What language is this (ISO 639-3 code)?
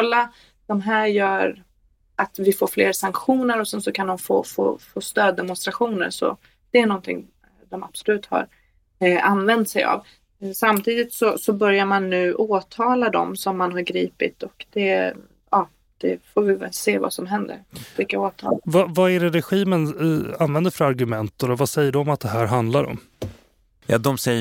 swe